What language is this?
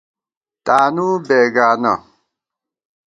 Gawar-Bati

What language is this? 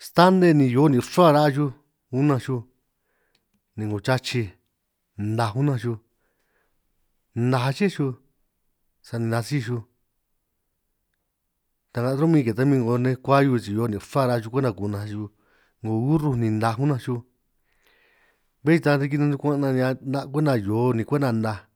San Martín Itunyoso Triqui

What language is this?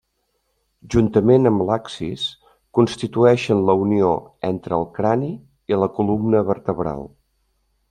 Catalan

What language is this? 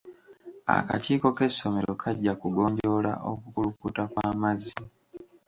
Ganda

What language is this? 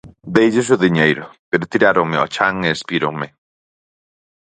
Galician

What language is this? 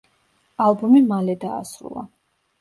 Georgian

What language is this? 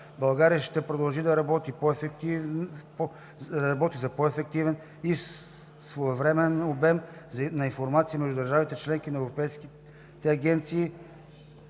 Bulgarian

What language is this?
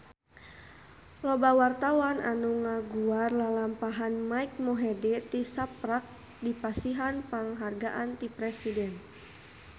Sundanese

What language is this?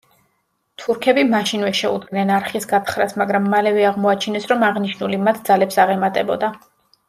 Georgian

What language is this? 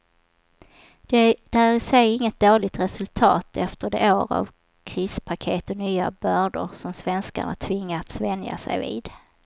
Swedish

